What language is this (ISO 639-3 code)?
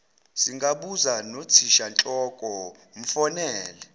zul